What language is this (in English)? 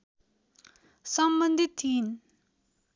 Nepali